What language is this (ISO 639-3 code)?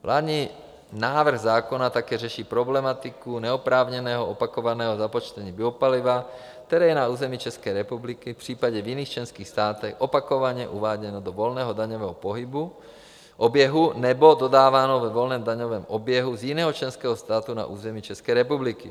ces